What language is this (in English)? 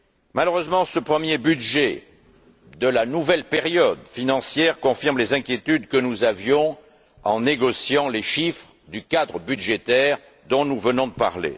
French